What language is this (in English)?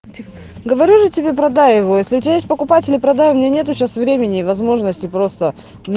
Russian